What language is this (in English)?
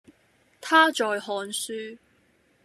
Cantonese